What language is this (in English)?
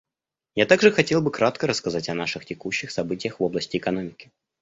Russian